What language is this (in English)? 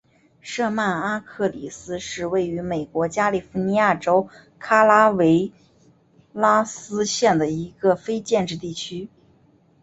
Chinese